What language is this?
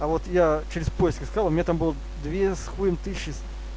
Russian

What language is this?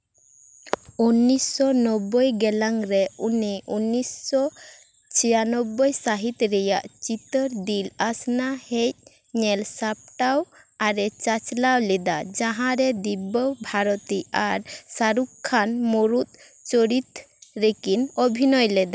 Santali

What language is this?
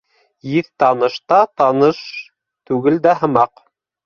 Bashkir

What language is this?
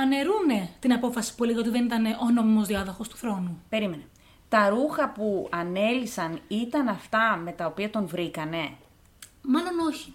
Greek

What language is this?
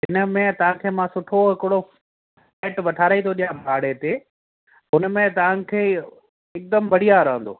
Sindhi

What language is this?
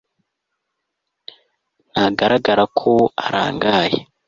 Kinyarwanda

